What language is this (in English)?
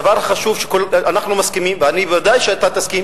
Hebrew